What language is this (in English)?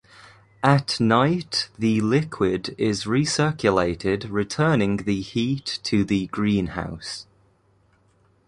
English